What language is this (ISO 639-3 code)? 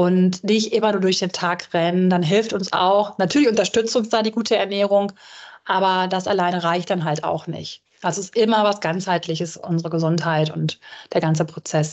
deu